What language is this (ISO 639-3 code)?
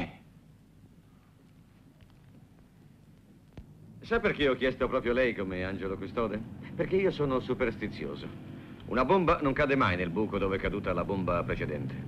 ita